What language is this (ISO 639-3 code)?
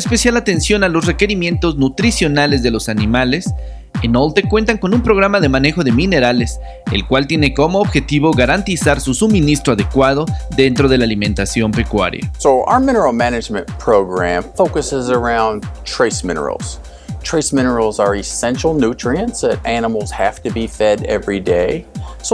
spa